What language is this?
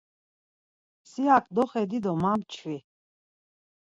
Laz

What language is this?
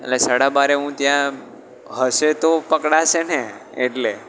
Gujarati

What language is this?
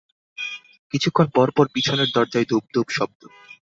Bangla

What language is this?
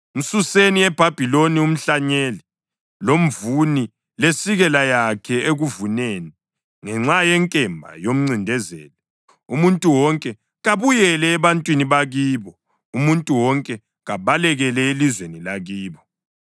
North Ndebele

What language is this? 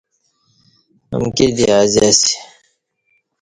Kati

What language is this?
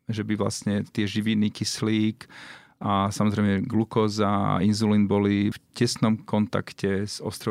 Slovak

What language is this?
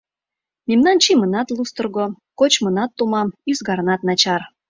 Mari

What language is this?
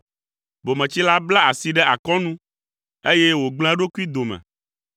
Ewe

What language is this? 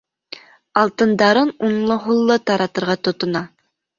Bashkir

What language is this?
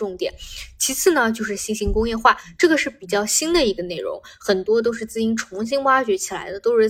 Chinese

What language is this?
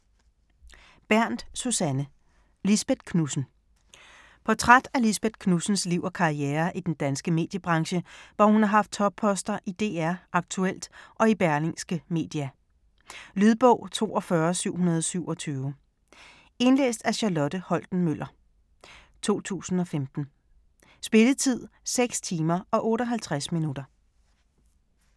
Danish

